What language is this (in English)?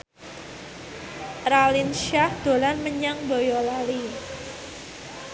Javanese